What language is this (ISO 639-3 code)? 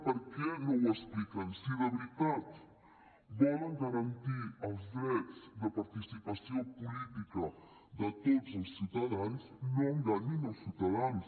cat